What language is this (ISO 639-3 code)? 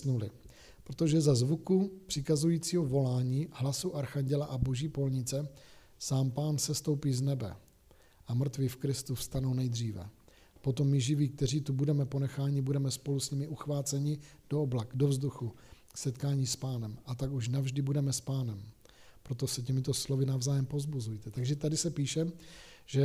ces